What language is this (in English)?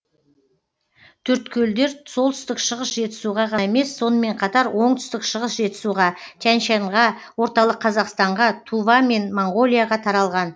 Kazakh